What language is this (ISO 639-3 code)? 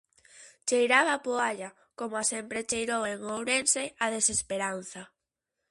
glg